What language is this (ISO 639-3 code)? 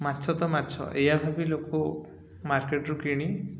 ori